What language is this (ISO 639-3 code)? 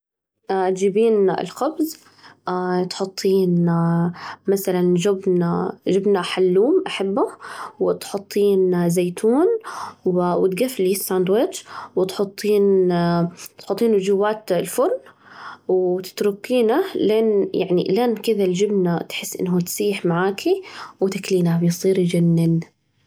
ars